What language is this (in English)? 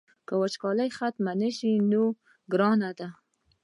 Pashto